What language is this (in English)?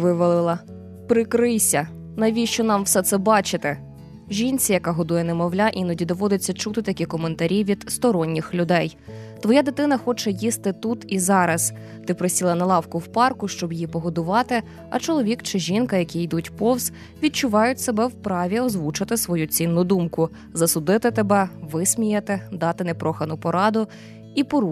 Ukrainian